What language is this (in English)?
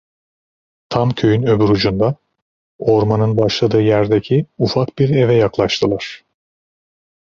Turkish